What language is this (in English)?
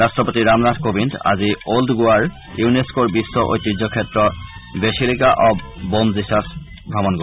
Assamese